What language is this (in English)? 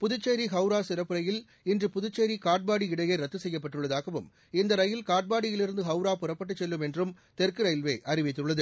Tamil